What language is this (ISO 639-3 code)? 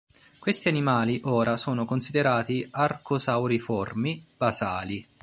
ita